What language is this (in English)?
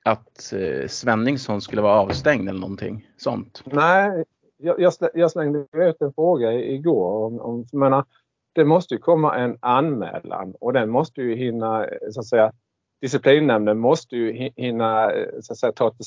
Swedish